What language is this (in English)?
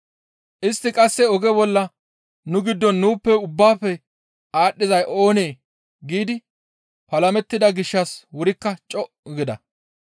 Gamo